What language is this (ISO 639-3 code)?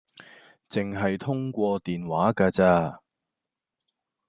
yue